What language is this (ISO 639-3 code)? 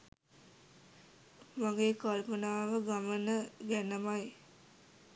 sin